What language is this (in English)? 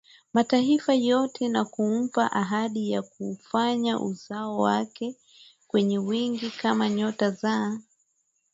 Swahili